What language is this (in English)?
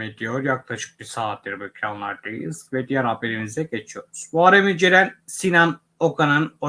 Turkish